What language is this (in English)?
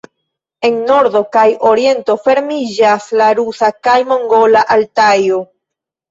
Esperanto